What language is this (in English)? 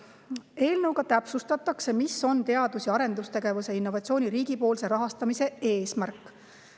Estonian